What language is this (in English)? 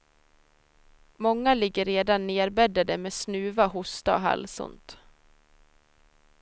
Swedish